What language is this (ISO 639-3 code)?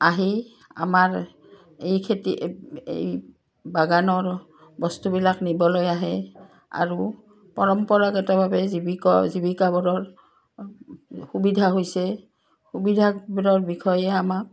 asm